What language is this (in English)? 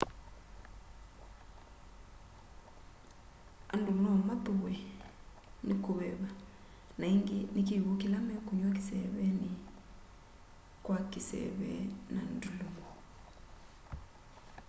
Kamba